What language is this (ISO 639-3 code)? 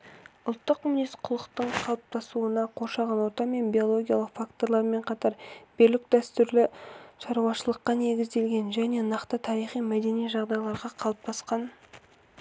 kaz